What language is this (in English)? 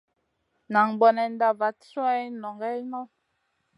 Masana